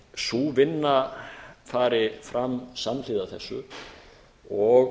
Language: Icelandic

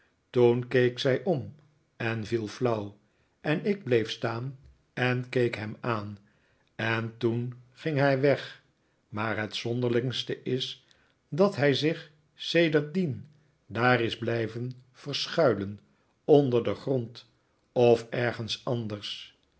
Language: Dutch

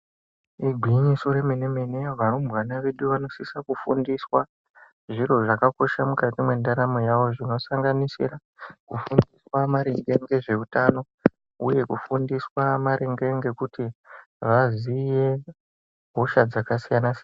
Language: Ndau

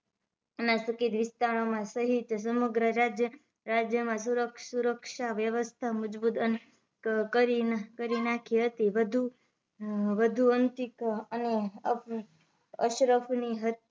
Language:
Gujarati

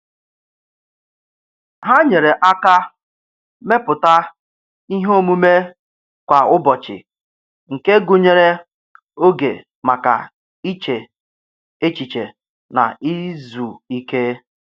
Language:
Igbo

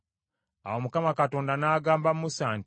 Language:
Ganda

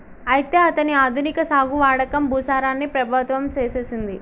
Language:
Telugu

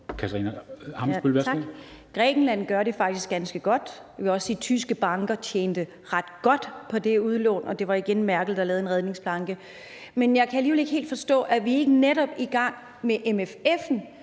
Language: Danish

